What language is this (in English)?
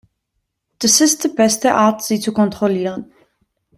German